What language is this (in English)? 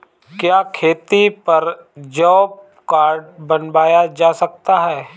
Hindi